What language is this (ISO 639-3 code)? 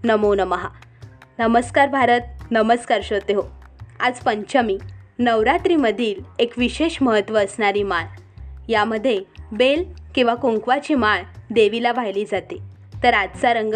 mar